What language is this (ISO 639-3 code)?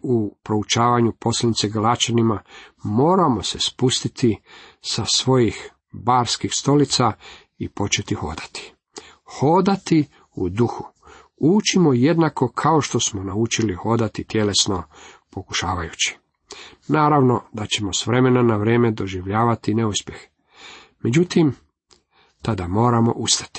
hrv